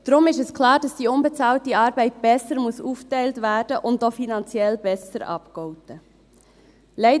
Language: Swiss German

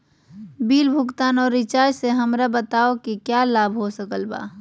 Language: Magahi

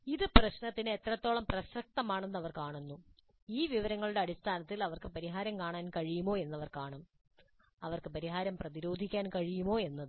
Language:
Malayalam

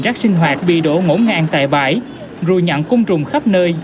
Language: Vietnamese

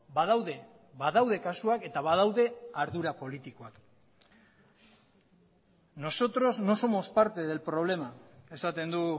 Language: Basque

